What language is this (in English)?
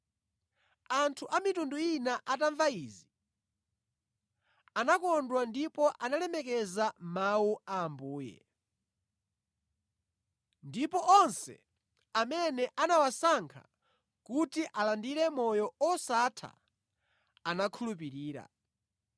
Nyanja